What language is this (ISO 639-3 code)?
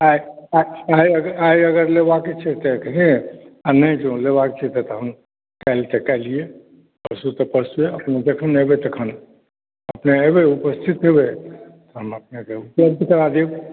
mai